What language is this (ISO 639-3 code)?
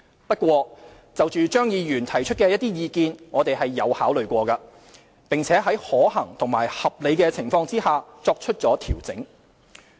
yue